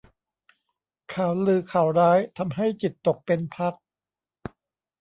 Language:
Thai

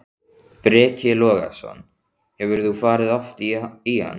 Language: Icelandic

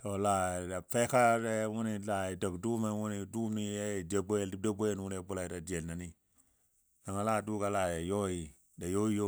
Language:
Dadiya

